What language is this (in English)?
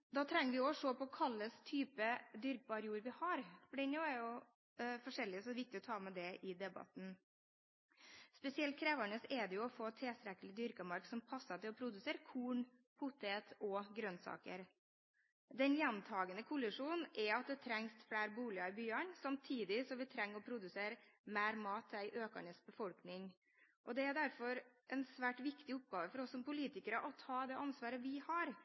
Norwegian Bokmål